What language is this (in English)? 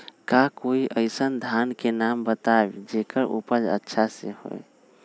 Magahi